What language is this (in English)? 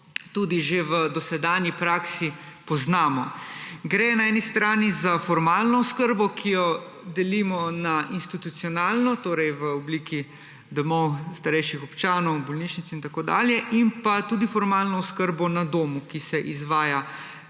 Slovenian